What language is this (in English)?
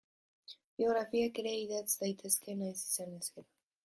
Basque